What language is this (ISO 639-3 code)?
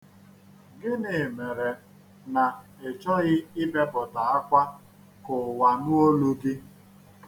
ibo